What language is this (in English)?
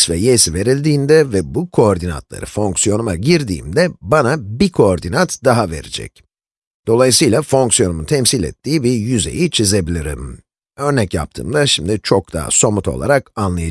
Turkish